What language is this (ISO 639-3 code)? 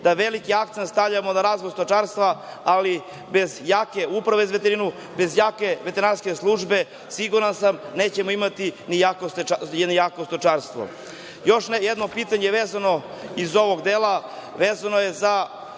srp